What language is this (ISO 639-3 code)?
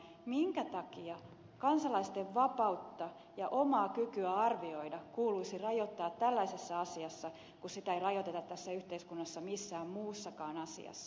fin